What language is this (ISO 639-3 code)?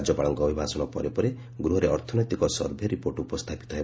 ori